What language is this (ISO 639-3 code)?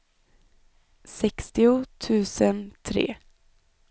swe